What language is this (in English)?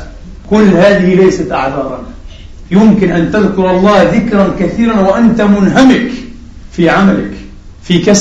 Arabic